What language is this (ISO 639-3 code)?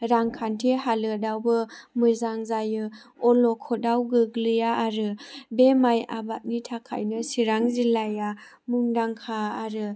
brx